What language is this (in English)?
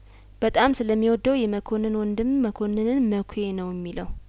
Amharic